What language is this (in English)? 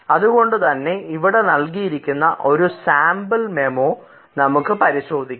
Malayalam